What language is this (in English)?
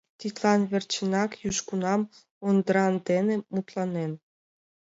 Mari